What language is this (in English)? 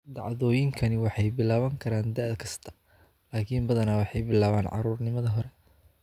Somali